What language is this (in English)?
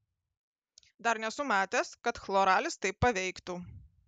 Lithuanian